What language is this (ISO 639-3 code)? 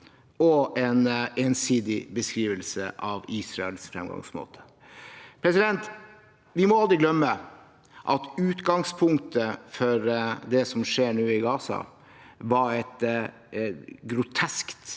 nor